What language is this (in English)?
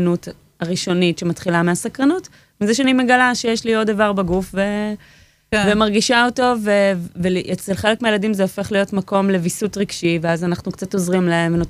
Hebrew